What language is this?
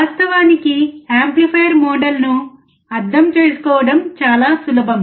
Telugu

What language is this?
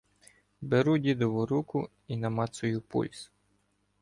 Ukrainian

